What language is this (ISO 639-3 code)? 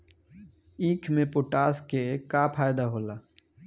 bho